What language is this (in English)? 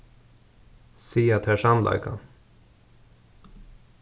Faroese